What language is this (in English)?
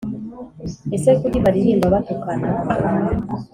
Kinyarwanda